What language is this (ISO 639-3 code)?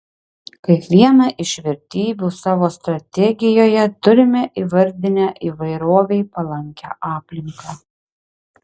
lit